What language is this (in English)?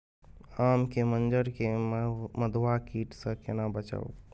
Maithili